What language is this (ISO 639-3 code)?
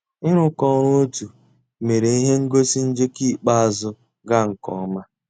ibo